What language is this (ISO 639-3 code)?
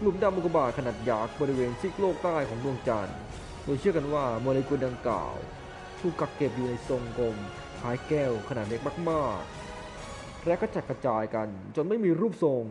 tha